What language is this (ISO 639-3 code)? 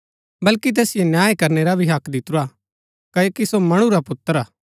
gbk